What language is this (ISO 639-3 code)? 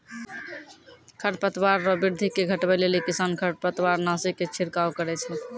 mai